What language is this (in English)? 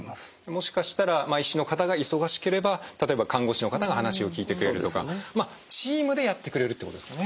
Japanese